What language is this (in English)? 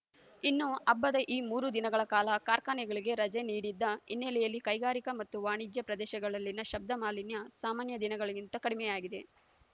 Kannada